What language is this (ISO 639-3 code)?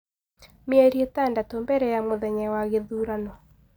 kik